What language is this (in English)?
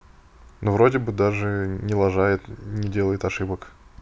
Russian